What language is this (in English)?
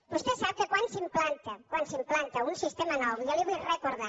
Catalan